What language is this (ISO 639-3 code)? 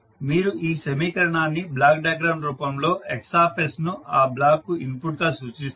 tel